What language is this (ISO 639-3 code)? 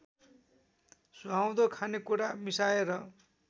nep